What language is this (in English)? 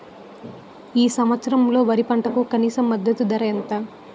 Telugu